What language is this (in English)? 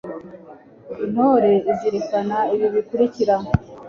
Kinyarwanda